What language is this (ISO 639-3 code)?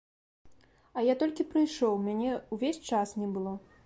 bel